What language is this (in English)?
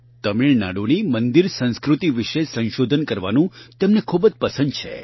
Gujarati